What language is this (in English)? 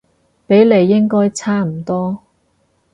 Cantonese